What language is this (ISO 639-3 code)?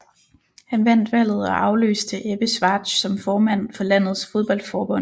dan